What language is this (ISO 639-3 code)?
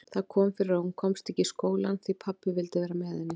isl